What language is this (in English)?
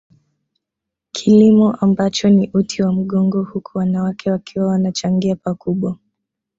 Swahili